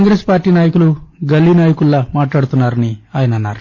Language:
Telugu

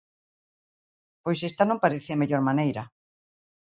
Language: Galician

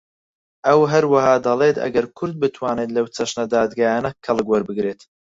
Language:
Central Kurdish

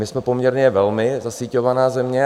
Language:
Czech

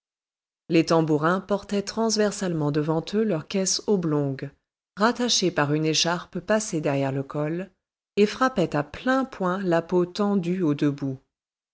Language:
French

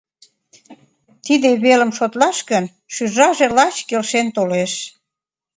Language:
Mari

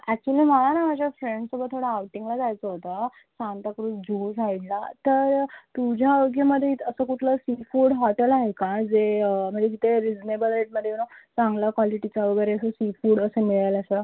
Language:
Marathi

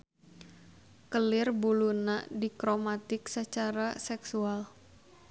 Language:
Sundanese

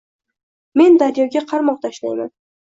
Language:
Uzbek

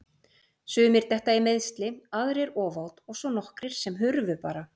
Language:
Icelandic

